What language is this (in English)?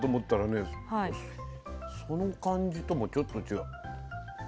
Japanese